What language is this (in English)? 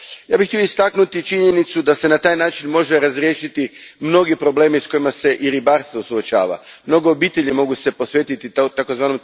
Croatian